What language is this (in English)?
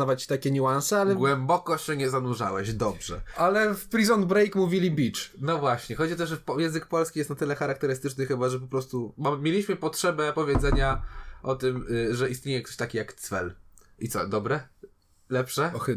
Polish